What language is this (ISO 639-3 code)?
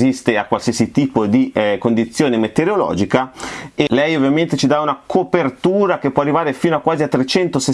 ita